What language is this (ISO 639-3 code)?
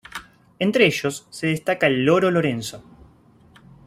spa